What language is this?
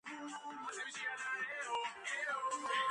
Georgian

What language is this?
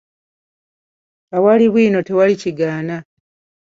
Ganda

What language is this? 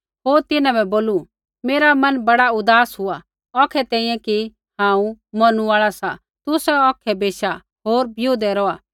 Kullu Pahari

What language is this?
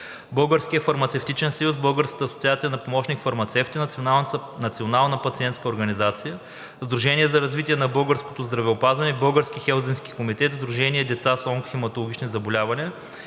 Bulgarian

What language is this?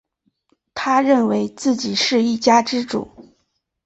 Chinese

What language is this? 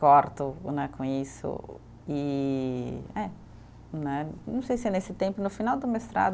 Portuguese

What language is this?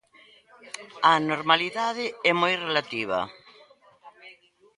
Galician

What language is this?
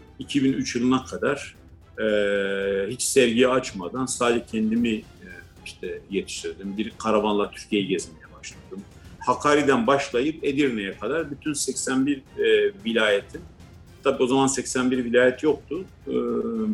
Turkish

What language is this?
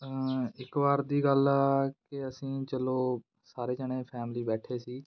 Punjabi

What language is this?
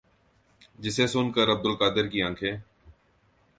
Urdu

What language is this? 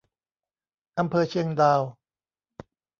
Thai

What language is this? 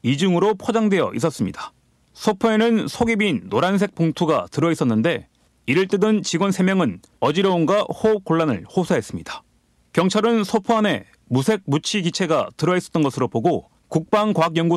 Korean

